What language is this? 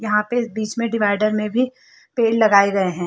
Hindi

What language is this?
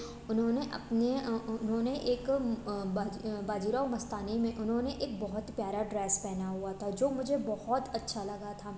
Hindi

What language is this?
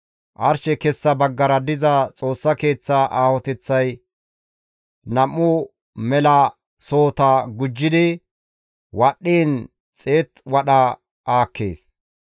Gamo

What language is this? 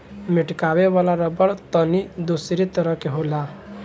Bhojpuri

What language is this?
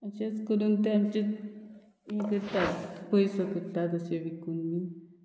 Konkani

